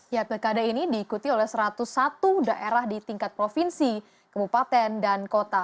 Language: Indonesian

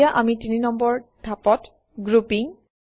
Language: Assamese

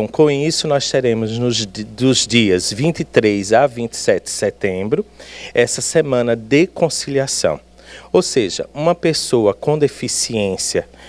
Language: Portuguese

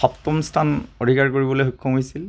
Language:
Assamese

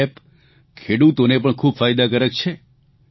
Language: Gujarati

